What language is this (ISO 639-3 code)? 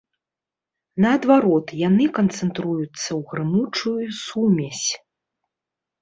bel